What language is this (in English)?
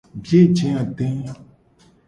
Gen